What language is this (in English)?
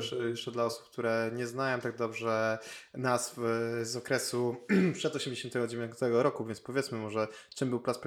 Polish